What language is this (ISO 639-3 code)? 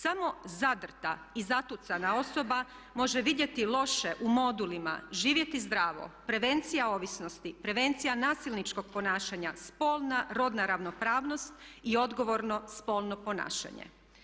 hrv